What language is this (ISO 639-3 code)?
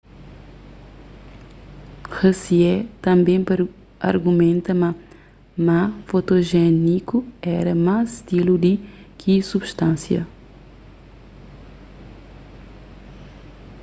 kea